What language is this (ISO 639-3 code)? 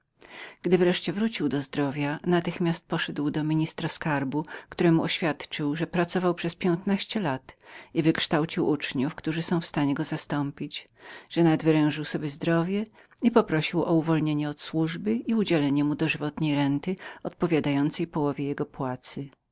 pol